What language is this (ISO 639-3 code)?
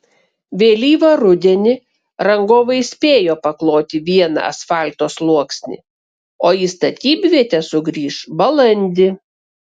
lit